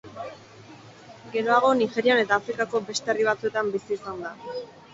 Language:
Basque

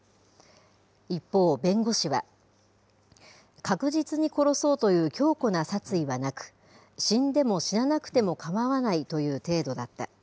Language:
Japanese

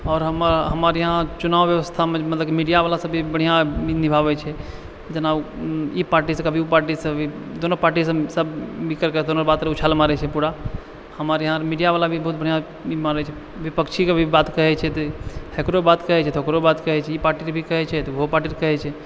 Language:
Maithili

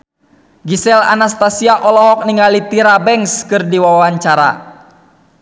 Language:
Sundanese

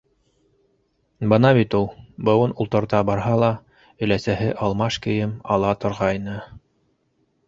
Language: Bashkir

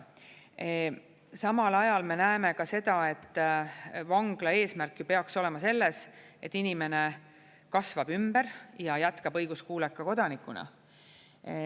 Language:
Estonian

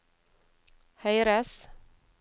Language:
Norwegian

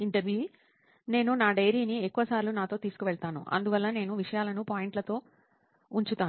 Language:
Telugu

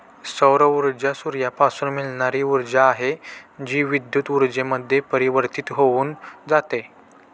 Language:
Marathi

